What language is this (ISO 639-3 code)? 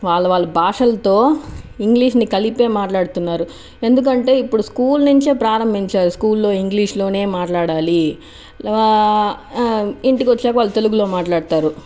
tel